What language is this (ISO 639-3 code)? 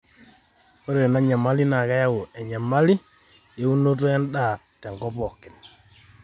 mas